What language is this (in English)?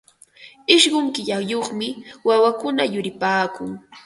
Ambo-Pasco Quechua